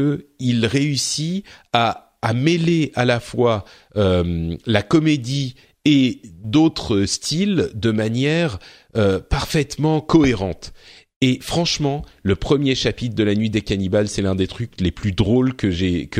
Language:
French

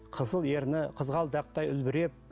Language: Kazakh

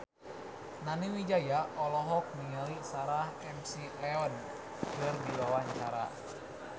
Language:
Sundanese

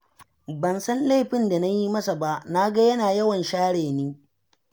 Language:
Hausa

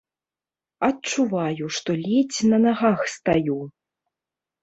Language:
Belarusian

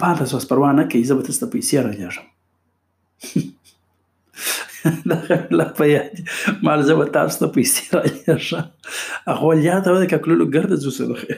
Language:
Urdu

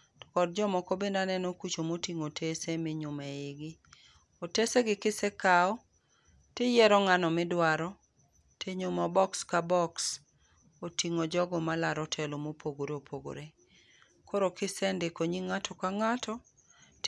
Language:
Luo (Kenya and Tanzania)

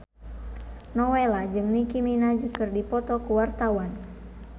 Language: Sundanese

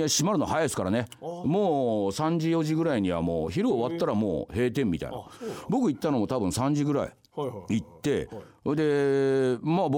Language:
Japanese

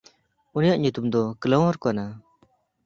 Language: Santali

